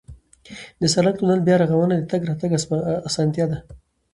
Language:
Pashto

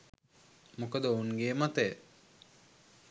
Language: Sinhala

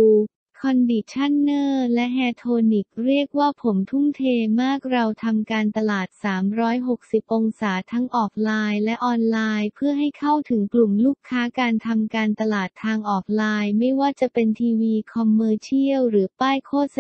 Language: Thai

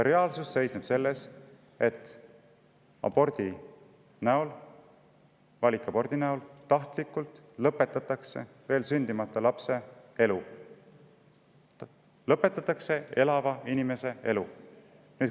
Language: Estonian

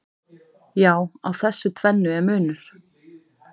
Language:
Icelandic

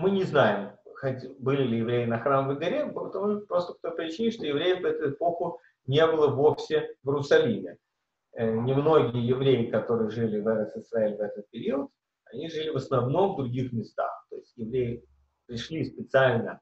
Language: Russian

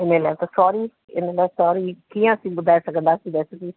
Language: Sindhi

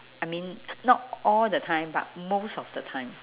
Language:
English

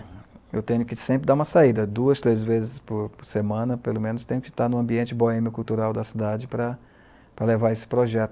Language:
Portuguese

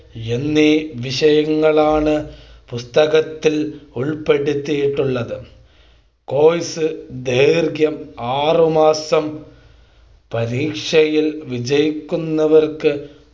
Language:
Malayalam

